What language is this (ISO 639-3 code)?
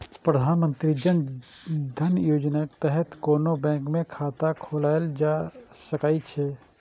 mai